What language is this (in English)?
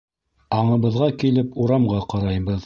Bashkir